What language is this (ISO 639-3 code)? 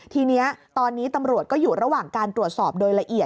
tha